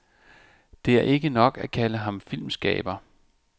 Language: Danish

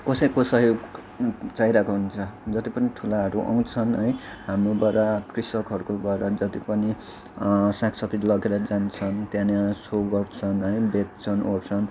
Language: Nepali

